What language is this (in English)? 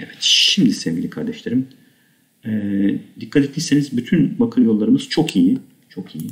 Turkish